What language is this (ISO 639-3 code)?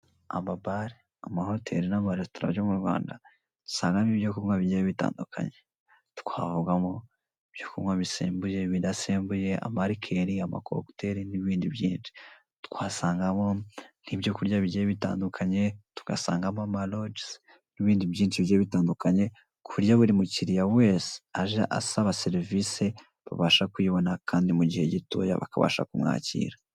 kin